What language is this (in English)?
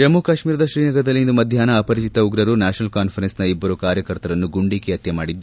Kannada